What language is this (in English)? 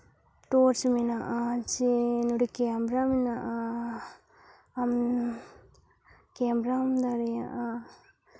Santali